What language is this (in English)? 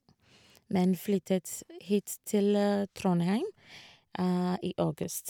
Norwegian